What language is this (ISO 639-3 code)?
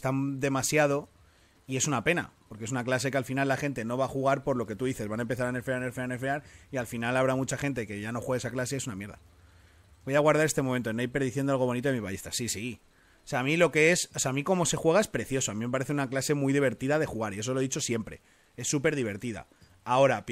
spa